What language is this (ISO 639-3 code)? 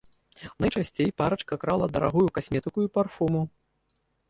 bel